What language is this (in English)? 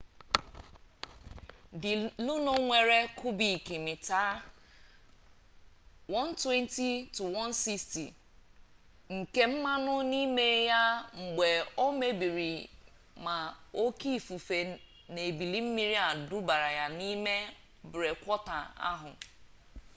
Igbo